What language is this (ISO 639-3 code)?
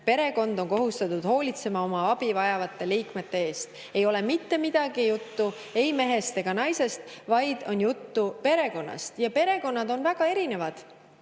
est